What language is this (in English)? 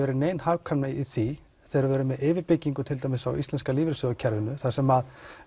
Icelandic